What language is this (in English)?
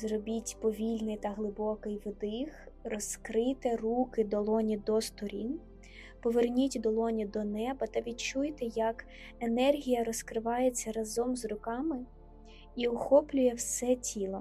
Ukrainian